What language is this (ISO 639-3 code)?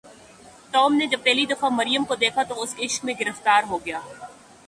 urd